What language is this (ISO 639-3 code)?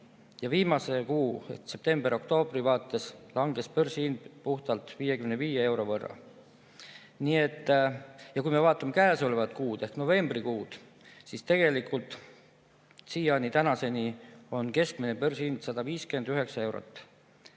est